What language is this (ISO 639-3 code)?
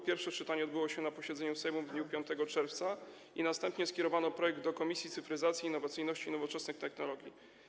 pol